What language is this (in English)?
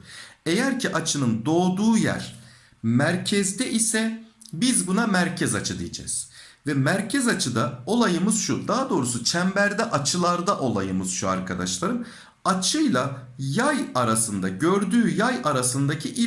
Turkish